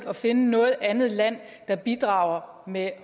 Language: Danish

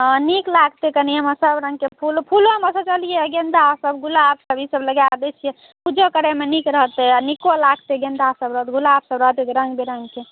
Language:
Maithili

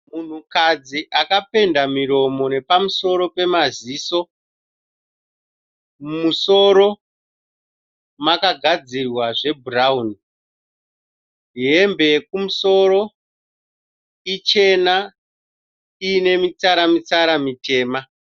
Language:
Shona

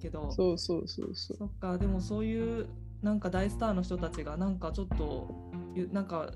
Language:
Japanese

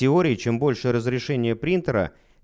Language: Russian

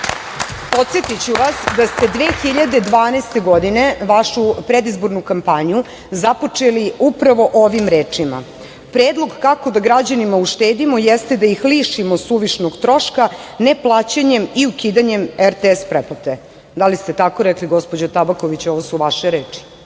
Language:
Serbian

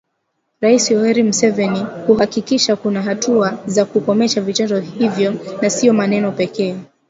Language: Swahili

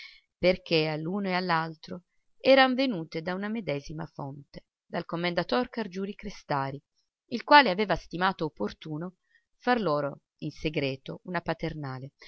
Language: Italian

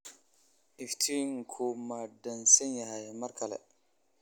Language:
Somali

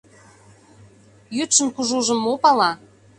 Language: Mari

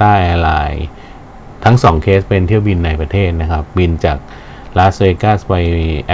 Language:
Thai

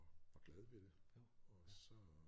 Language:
Danish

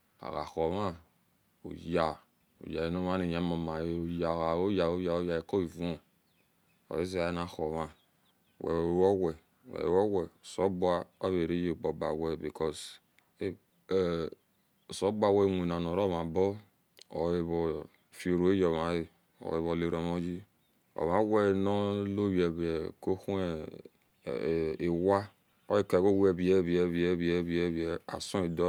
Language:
Esan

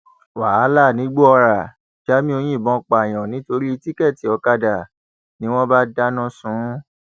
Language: Yoruba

